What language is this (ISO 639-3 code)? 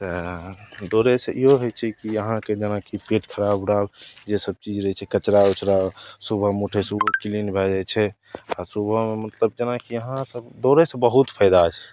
mai